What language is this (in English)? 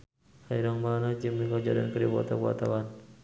Sundanese